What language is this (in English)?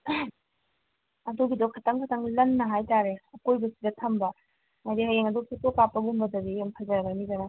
Manipuri